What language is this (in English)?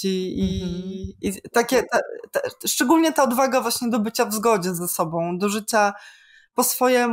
Polish